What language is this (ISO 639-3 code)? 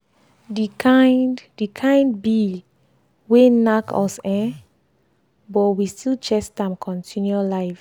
pcm